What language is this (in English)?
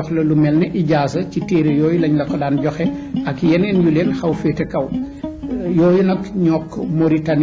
French